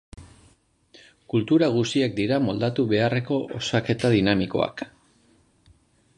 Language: Basque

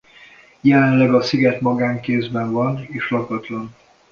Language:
Hungarian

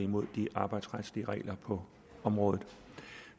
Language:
Danish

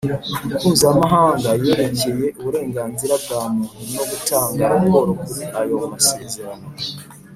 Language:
Kinyarwanda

